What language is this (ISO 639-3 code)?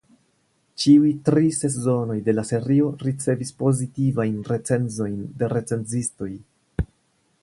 epo